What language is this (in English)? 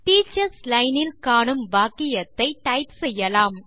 Tamil